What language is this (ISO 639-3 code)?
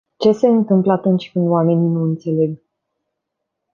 ron